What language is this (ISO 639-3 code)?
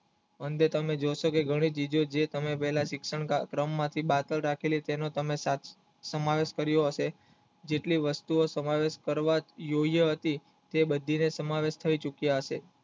guj